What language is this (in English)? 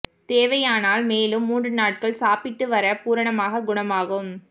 Tamil